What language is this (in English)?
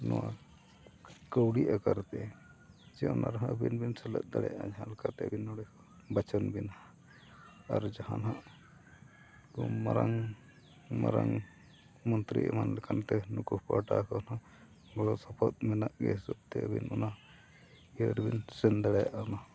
Santali